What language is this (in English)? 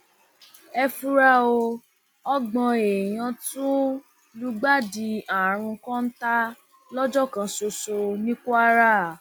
Yoruba